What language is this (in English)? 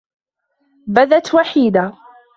Arabic